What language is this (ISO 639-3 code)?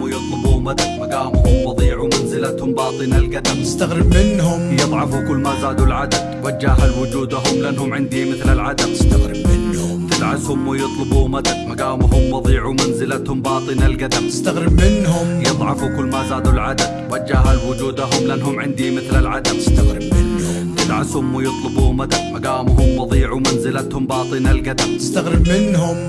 ara